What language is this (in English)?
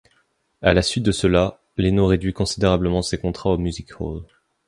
French